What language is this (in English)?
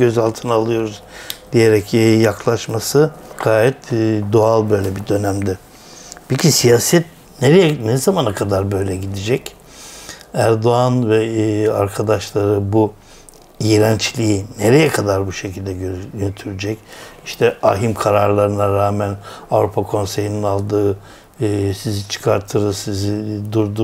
Turkish